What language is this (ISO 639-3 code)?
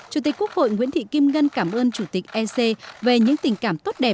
vie